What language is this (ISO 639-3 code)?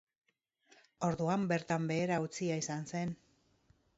eus